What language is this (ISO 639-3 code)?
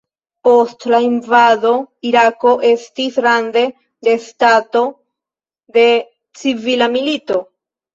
epo